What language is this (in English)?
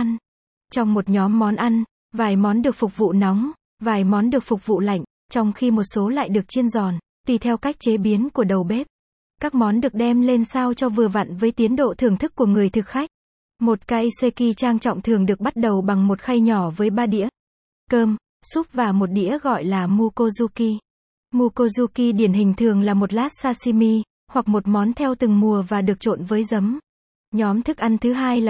Vietnamese